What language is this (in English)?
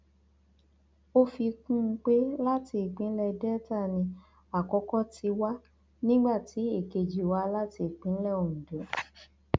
Yoruba